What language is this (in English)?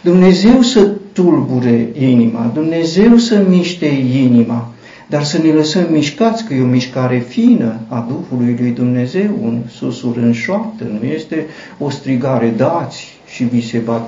Romanian